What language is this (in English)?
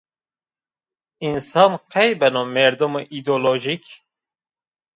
Zaza